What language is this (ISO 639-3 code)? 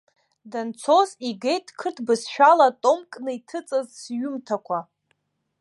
abk